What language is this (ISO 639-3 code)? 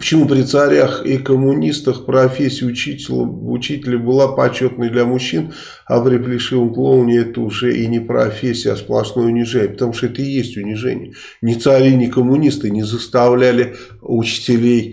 rus